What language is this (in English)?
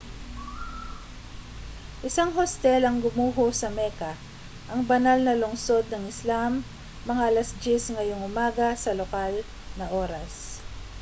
Filipino